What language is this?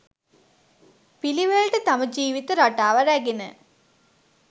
Sinhala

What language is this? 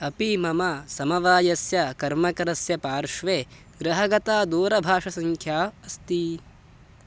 Sanskrit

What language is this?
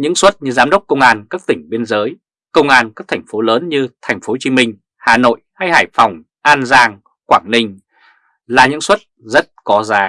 Vietnamese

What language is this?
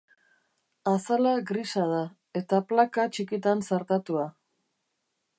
Basque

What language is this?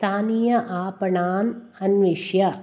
Sanskrit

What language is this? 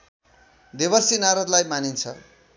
Nepali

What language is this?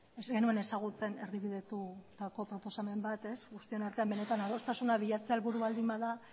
Basque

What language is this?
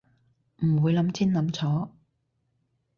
Cantonese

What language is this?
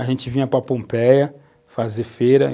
Portuguese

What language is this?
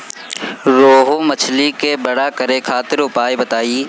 Bhojpuri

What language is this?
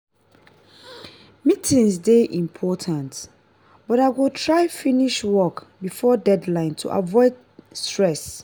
Nigerian Pidgin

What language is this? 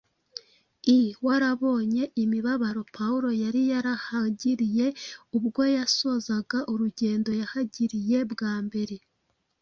Kinyarwanda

